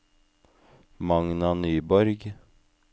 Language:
Norwegian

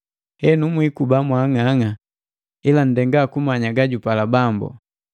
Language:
Matengo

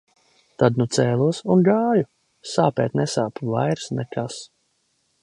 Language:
Latvian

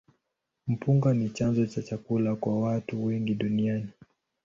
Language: Swahili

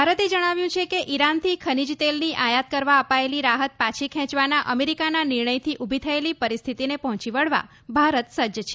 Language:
Gujarati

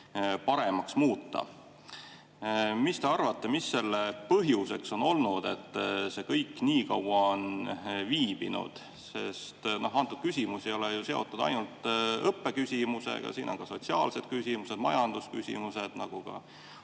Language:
Estonian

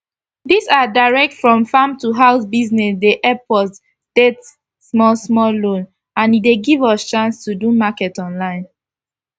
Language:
Nigerian Pidgin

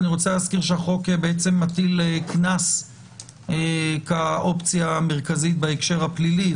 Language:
Hebrew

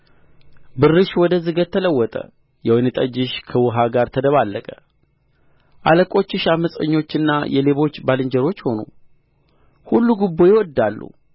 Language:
Amharic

